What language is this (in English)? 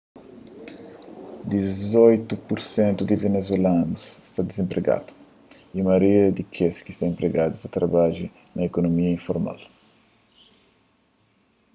Kabuverdianu